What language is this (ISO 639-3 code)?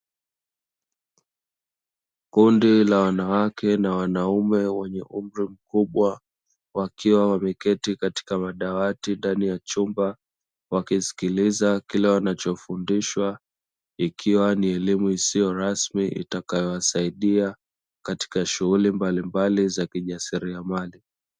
swa